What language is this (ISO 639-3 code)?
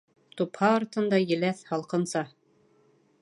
bak